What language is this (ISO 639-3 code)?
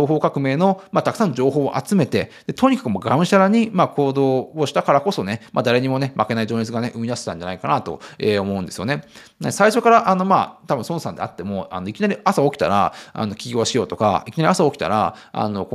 jpn